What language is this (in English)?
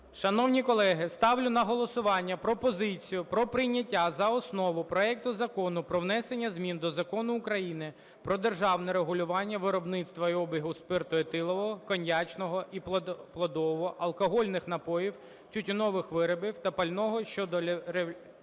Ukrainian